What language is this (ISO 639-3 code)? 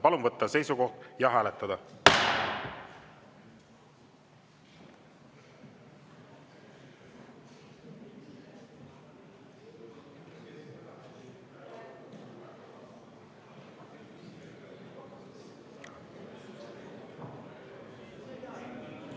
est